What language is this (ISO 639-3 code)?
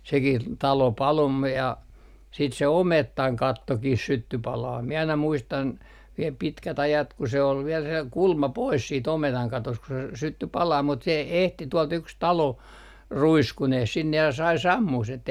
fin